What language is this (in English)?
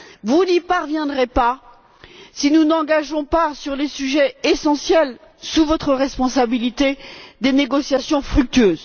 French